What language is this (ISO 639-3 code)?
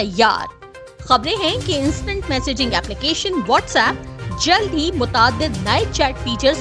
urd